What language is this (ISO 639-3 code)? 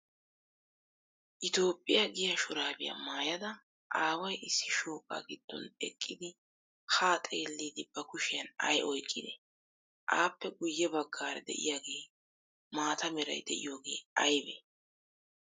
wal